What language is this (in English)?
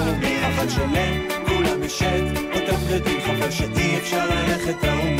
Hebrew